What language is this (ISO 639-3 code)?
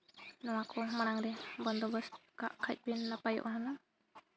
sat